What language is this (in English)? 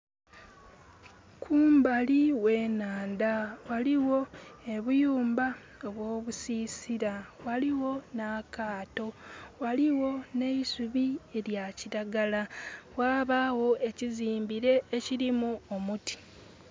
Soga